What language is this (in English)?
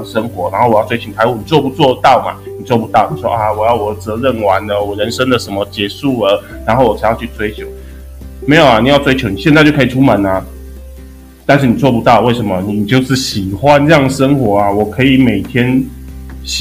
Chinese